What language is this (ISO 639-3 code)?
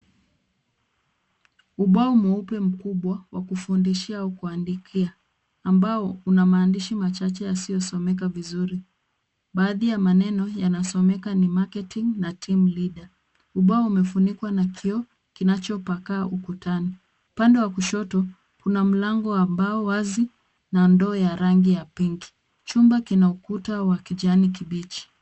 swa